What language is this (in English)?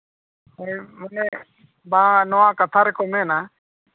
Santali